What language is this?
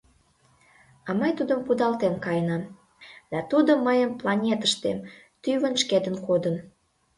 Mari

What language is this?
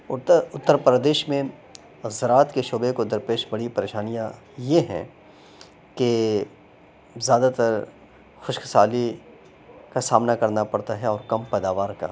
Urdu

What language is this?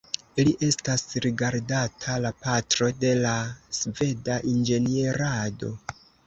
Esperanto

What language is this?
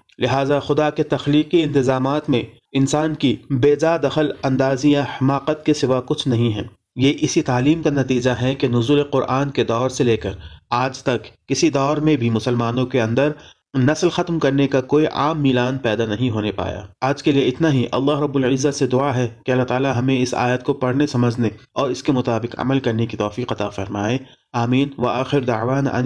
Urdu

